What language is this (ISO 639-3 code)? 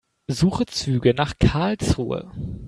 deu